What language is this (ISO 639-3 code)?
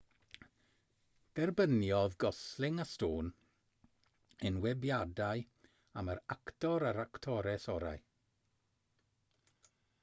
cym